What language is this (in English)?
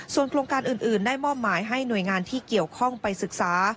Thai